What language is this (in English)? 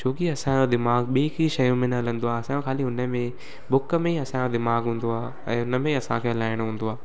Sindhi